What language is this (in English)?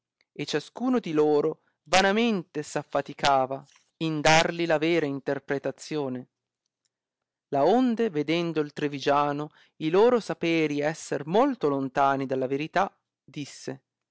Italian